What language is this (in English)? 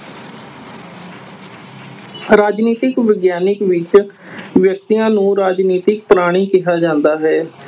Punjabi